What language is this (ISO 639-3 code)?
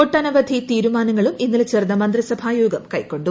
mal